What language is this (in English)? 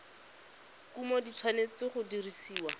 Tswana